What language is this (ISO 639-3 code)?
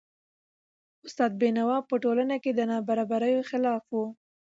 pus